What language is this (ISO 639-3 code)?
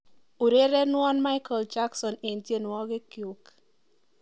kln